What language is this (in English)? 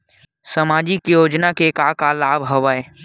Chhattisgarhi